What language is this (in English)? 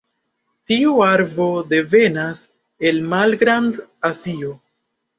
Esperanto